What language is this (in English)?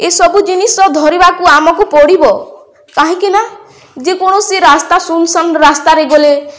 Odia